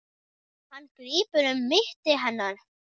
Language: Icelandic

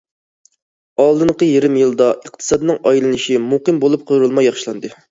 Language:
Uyghur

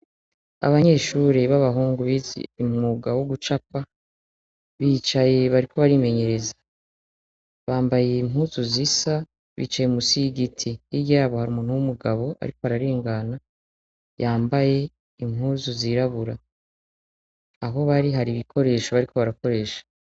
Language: Rundi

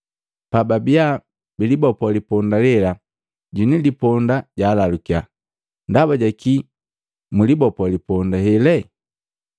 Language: Matengo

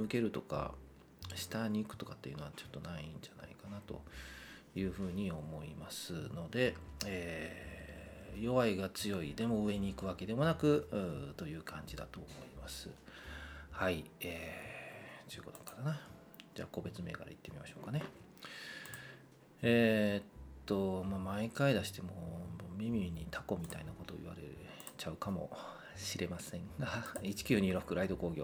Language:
Japanese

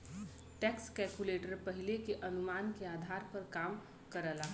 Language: Bhojpuri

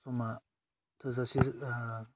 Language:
Bodo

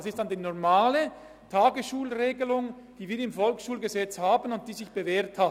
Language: Swiss German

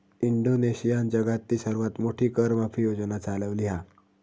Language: Marathi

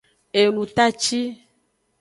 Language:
Aja (Benin)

